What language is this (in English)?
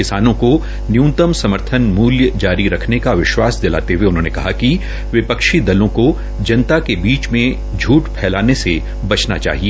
Hindi